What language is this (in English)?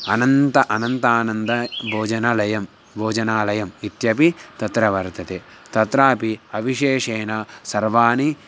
Sanskrit